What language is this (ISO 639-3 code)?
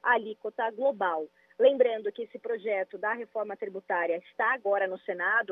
por